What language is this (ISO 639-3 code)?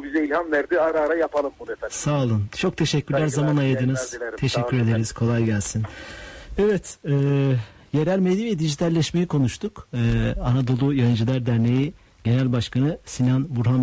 tur